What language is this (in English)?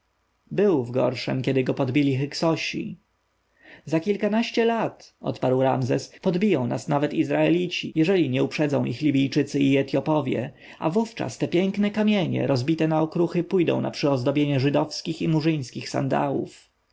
Polish